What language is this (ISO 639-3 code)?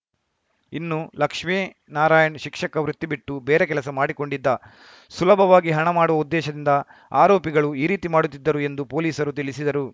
kan